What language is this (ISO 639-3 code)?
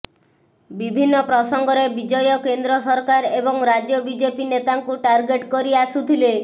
ori